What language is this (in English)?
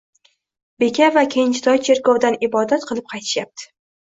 Uzbek